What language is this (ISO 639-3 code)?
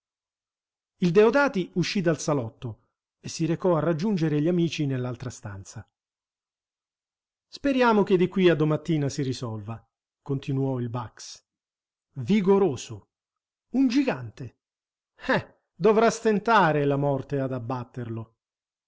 ita